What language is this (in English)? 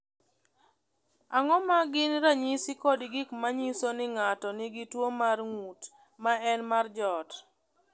Luo (Kenya and Tanzania)